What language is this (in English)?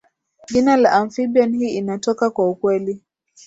Swahili